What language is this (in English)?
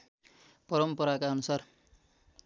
Nepali